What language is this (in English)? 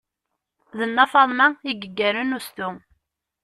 Kabyle